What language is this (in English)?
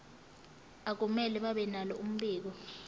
Zulu